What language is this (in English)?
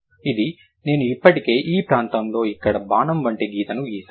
Telugu